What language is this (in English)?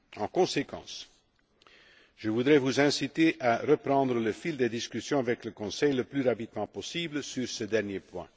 French